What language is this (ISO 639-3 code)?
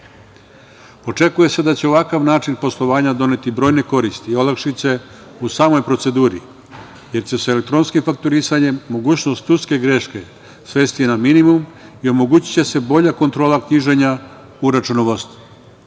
srp